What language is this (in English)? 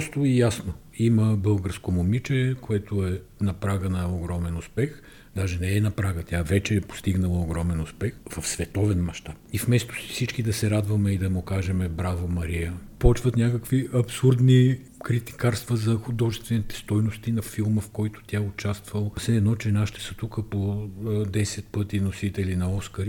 Bulgarian